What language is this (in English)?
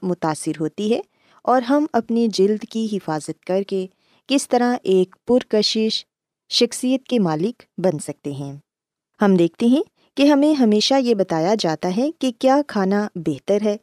Urdu